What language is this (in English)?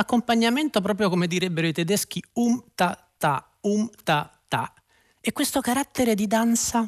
Italian